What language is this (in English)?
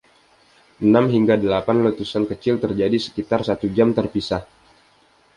Indonesian